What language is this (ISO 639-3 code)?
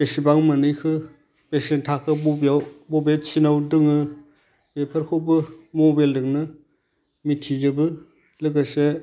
brx